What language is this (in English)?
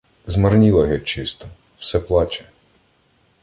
Ukrainian